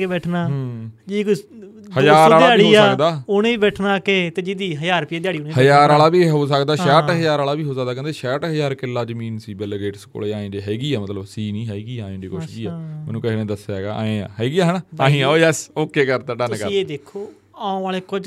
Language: Punjabi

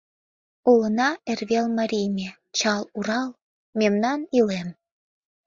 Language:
Mari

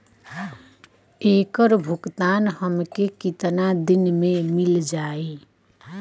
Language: Bhojpuri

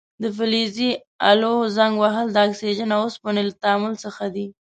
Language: Pashto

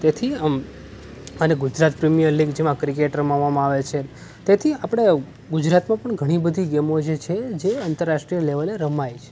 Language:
Gujarati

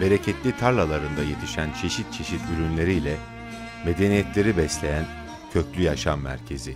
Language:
Turkish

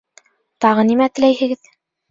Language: Bashkir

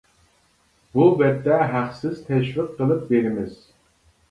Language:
Uyghur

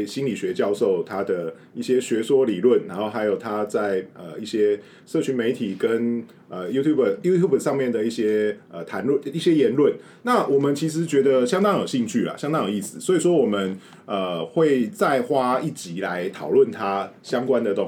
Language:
Chinese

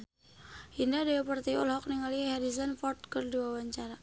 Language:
Sundanese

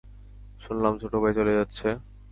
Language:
Bangla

